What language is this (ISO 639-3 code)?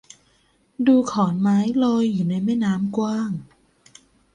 tha